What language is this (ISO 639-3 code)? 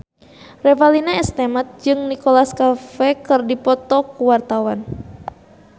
sun